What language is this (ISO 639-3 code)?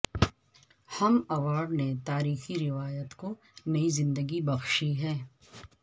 urd